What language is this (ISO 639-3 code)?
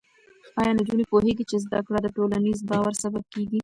pus